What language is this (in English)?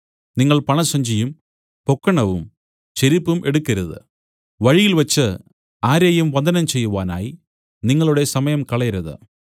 Malayalam